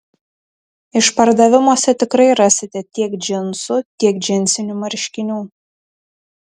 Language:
Lithuanian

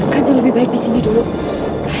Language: Indonesian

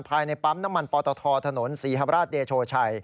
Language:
Thai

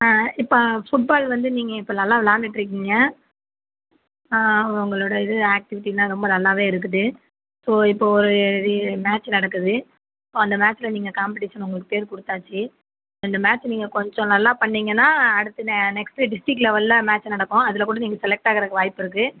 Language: Tamil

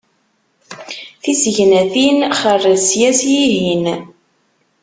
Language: Kabyle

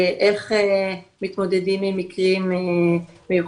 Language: Hebrew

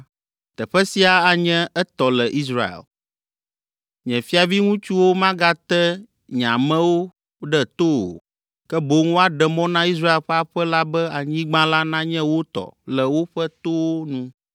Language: Ewe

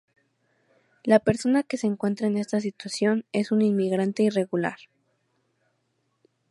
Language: Spanish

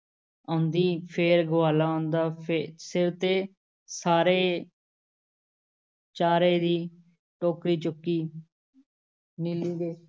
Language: Punjabi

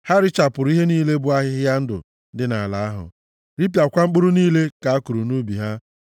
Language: Igbo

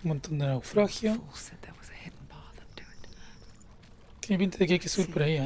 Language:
Spanish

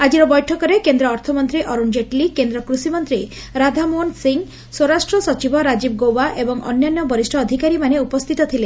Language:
Odia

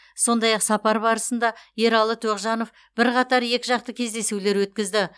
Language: Kazakh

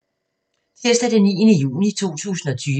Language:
Danish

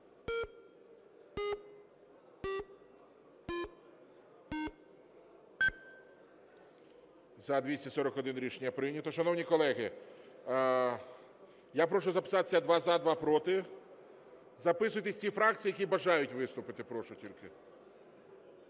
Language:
Ukrainian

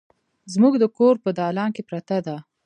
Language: Pashto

